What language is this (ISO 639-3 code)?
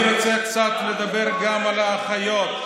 heb